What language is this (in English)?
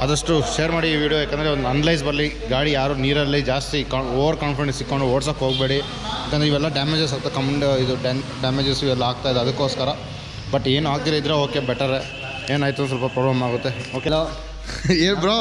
Kannada